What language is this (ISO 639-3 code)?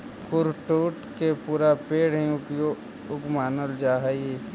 mag